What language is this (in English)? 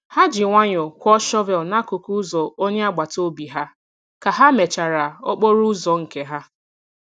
Igbo